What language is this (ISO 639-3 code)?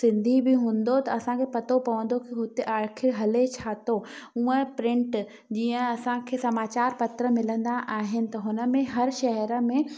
snd